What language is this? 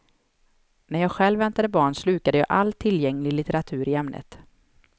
Swedish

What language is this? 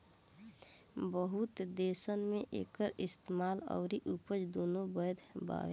Bhojpuri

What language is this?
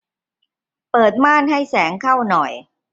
Thai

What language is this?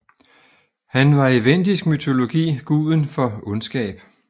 Danish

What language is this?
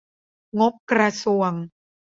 Thai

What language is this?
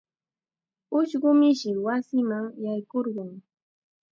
Chiquián Ancash Quechua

